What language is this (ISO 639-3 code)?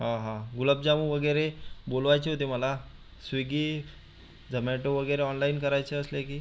mar